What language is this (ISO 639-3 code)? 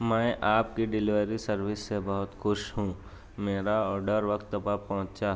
urd